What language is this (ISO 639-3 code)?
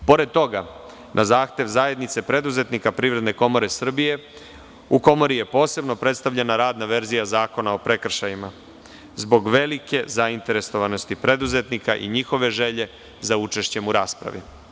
srp